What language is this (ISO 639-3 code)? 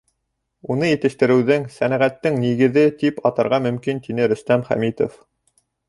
bak